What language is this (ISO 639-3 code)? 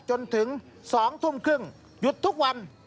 tha